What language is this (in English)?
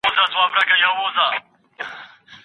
Pashto